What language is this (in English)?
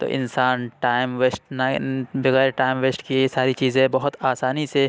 Urdu